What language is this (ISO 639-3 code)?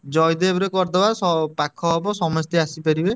ori